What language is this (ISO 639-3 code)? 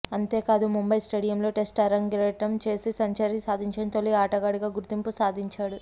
tel